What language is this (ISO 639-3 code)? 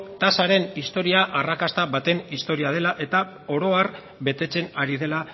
eus